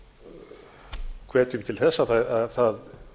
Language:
Icelandic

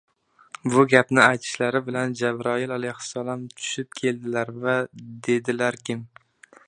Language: Uzbek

